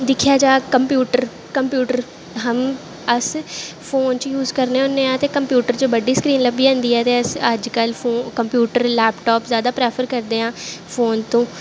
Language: Dogri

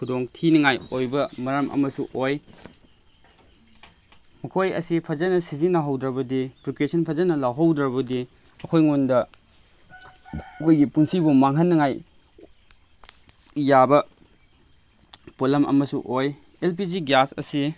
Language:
Manipuri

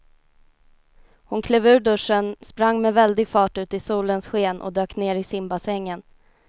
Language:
Swedish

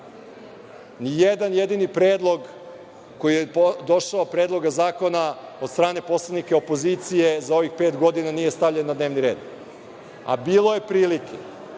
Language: Serbian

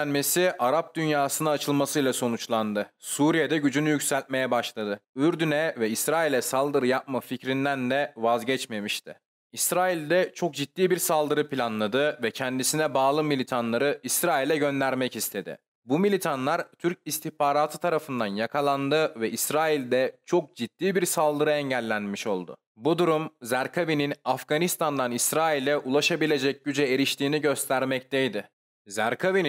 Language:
Turkish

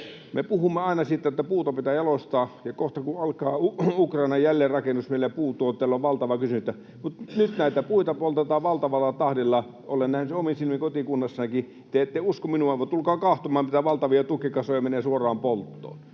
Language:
Finnish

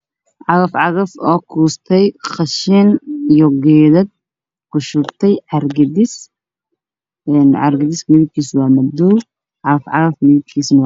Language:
Somali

